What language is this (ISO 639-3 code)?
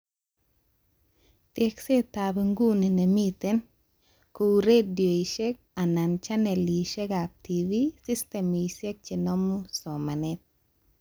kln